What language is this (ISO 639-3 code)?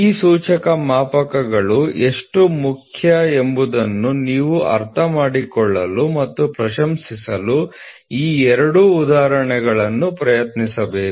kan